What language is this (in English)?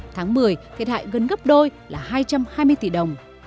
Vietnamese